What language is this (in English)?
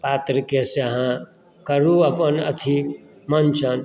Maithili